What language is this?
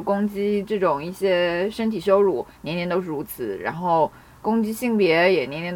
Chinese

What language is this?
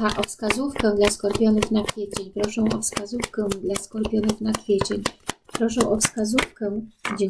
Polish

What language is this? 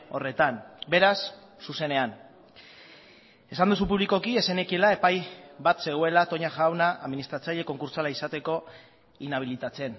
Basque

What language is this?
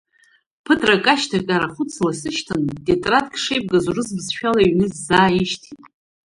Abkhazian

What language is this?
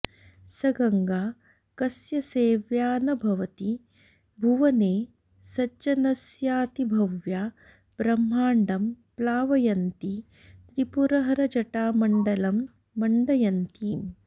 Sanskrit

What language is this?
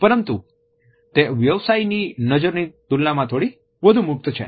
Gujarati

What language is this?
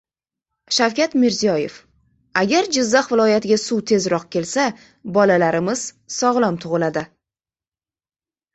Uzbek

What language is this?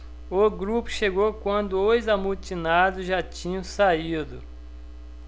Portuguese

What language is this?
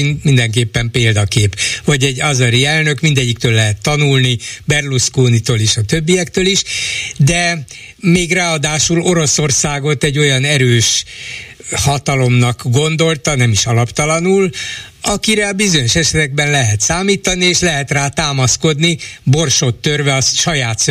Hungarian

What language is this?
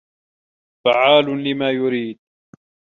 Arabic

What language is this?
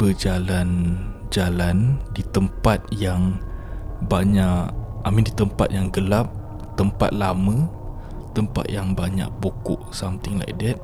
Malay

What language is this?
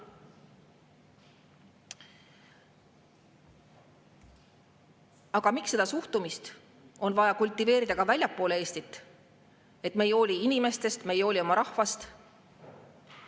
Estonian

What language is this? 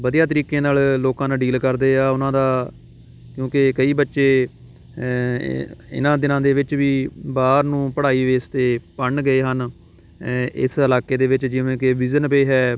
Punjabi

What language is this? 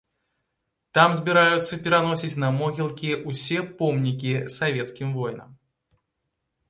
Belarusian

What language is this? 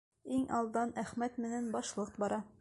Bashkir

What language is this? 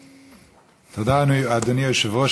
Hebrew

